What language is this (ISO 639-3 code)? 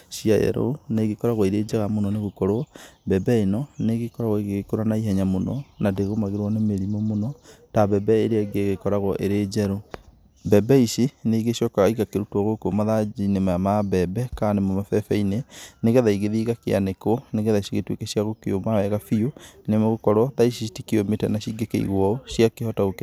kik